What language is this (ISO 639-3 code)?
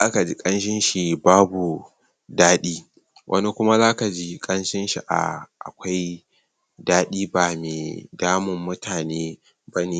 hau